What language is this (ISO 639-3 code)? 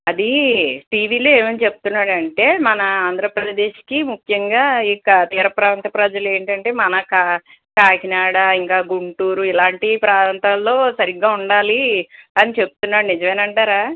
tel